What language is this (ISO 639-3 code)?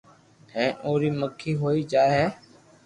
lrk